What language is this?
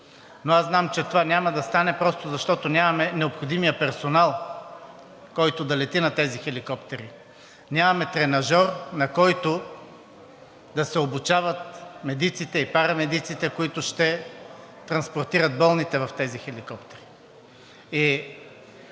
Bulgarian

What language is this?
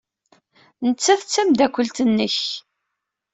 Kabyle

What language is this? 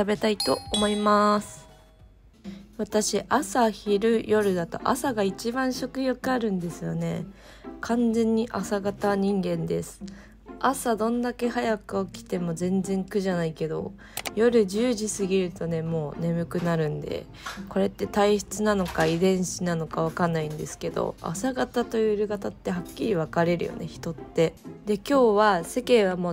Japanese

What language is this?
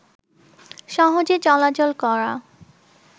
Bangla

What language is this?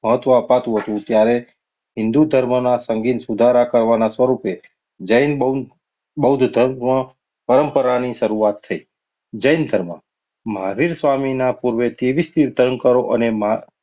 Gujarati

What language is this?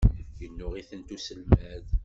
Kabyle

